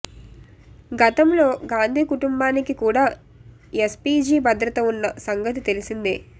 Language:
Telugu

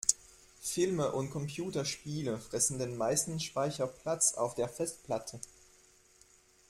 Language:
German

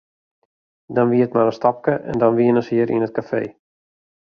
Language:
Western Frisian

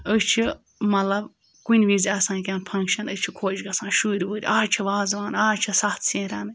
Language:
Kashmiri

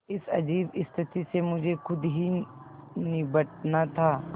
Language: Hindi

